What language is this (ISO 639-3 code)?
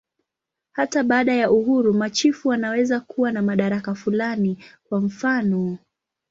swa